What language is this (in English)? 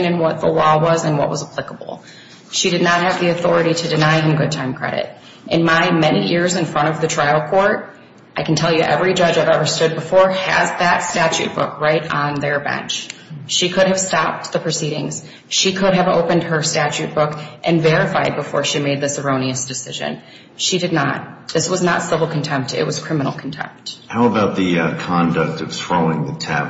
English